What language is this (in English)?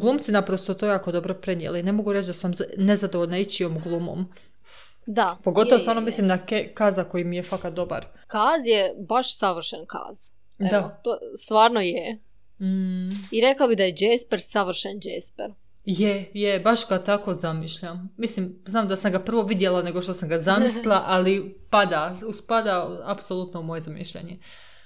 Croatian